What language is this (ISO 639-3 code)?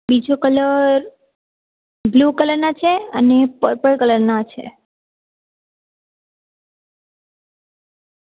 guj